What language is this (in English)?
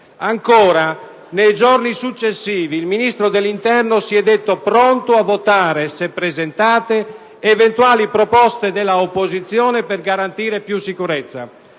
Italian